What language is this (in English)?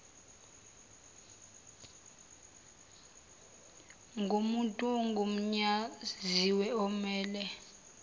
Zulu